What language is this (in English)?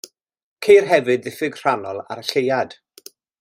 Welsh